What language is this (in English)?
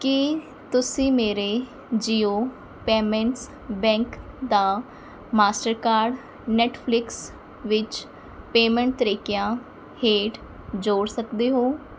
Punjabi